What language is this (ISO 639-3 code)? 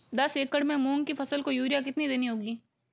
hin